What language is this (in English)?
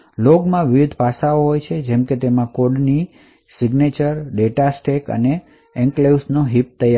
Gujarati